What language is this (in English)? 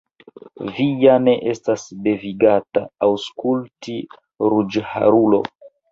Esperanto